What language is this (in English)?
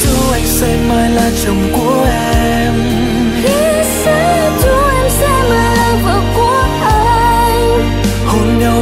Vietnamese